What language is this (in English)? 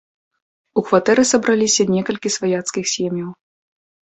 Belarusian